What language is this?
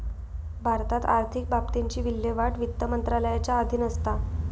Marathi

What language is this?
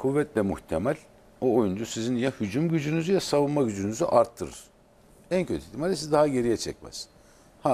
Turkish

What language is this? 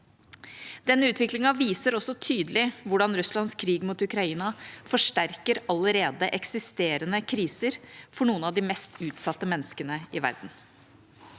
Norwegian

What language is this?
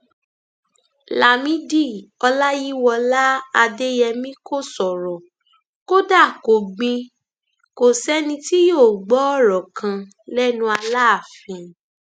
Yoruba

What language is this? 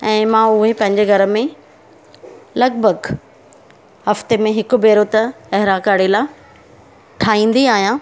Sindhi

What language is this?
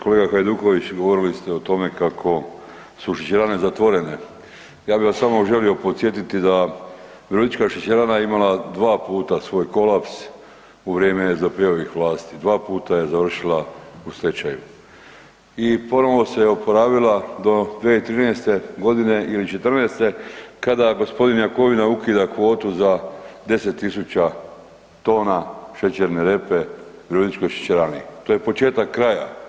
Croatian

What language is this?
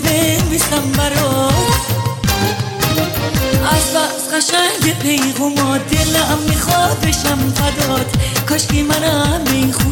Persian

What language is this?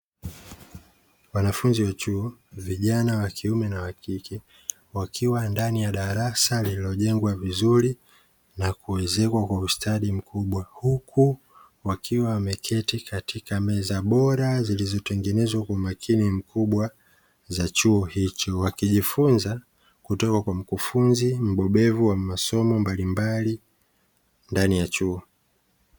Swahili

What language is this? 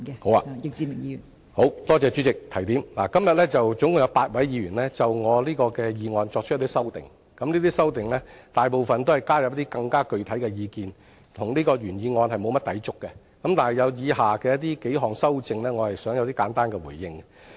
Cantonese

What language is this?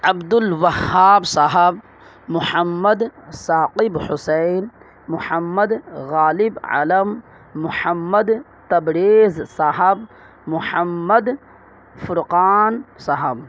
Urdu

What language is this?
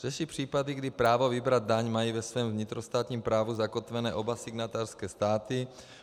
Czech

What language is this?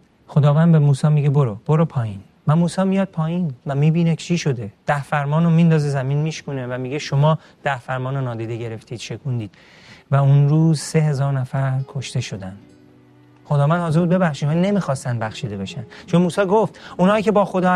Persian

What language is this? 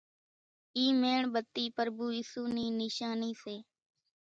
Kachi Koli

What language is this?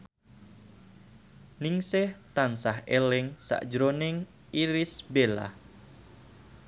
Javanese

